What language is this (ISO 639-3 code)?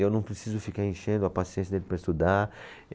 por